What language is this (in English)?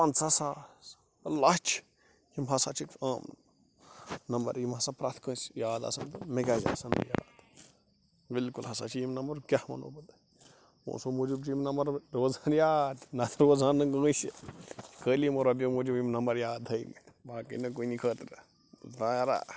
Kashmiri